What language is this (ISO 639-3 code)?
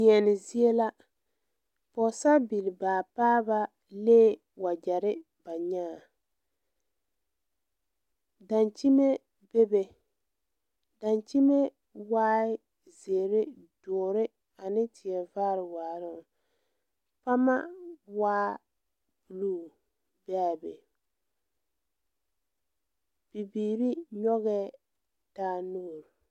dga